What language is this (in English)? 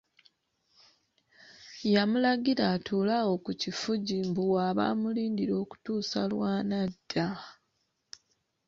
Ganda